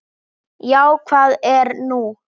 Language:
Icelandic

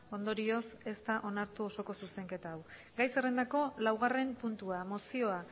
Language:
Basque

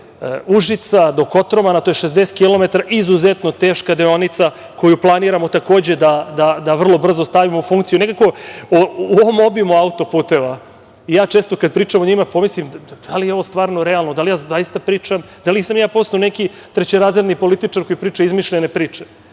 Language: Serbian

